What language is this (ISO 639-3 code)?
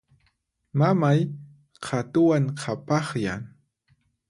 qxp